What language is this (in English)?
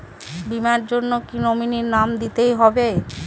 Bangla